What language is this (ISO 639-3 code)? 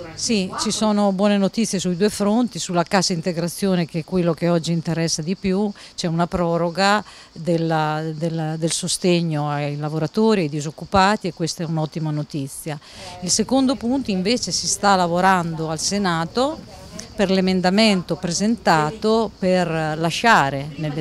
ita